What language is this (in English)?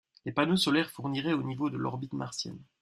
French